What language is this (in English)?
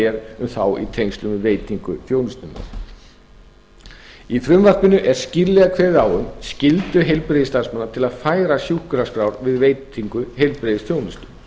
Icelandic